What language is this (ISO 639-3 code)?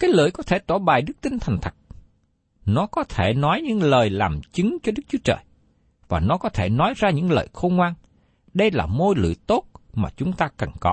vie